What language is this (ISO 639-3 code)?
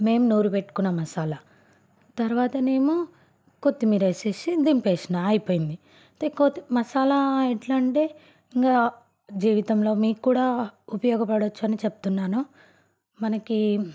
tel